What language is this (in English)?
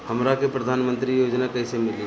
Bhojpuri